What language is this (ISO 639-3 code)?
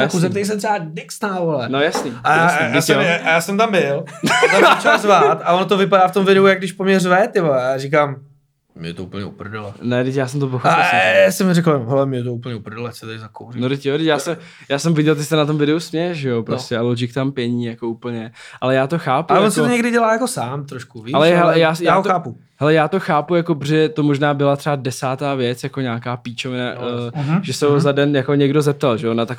ces